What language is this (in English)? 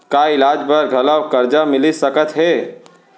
Chhattisgarhi